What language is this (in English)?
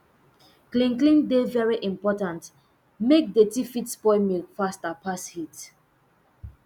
Nigerian Pidgin